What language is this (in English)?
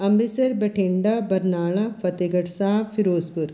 Punjabi